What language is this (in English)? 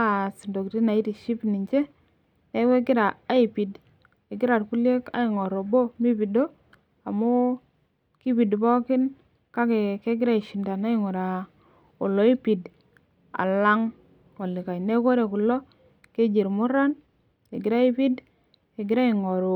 Masai